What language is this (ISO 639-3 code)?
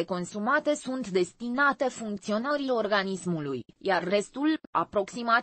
ron